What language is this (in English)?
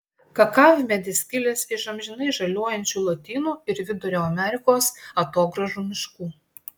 Lithuanian